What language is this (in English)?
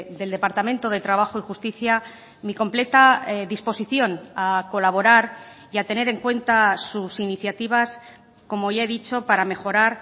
Spanish